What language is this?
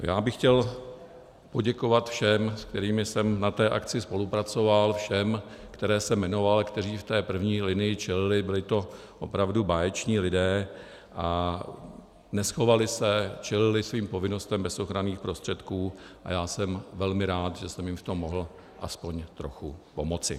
Czech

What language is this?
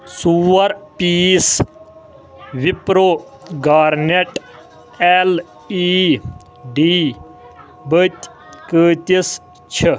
Kashmiri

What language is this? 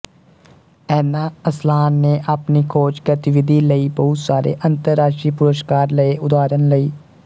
Punjabi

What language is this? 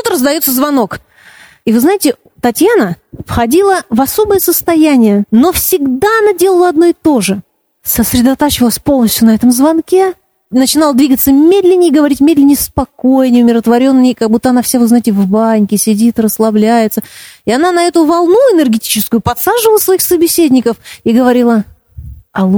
Russian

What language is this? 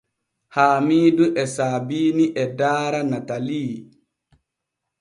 Borgu Fulfulde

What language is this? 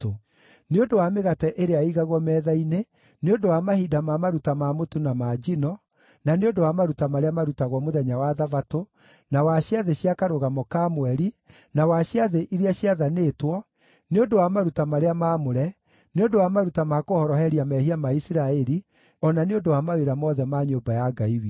Kikuyu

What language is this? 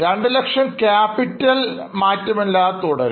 Malayalam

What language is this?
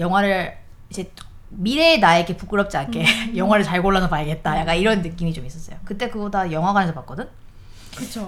Korean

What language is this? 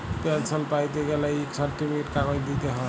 Bangla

